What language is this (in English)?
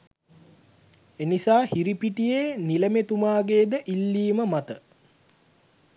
Sinhala